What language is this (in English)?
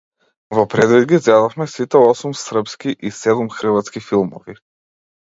Macedonian